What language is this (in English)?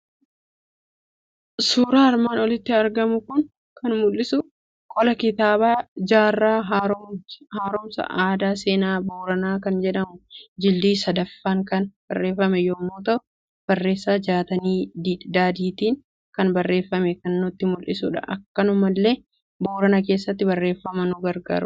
Oromo